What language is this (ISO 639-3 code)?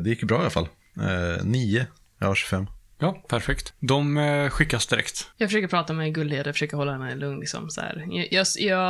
swe